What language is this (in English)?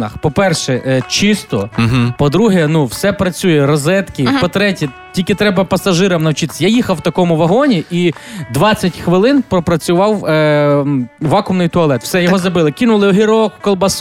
Ukrainian